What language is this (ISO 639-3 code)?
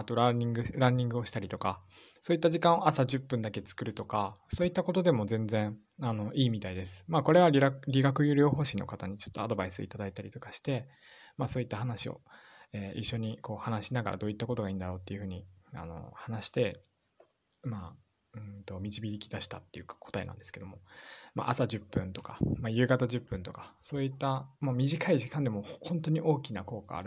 jpn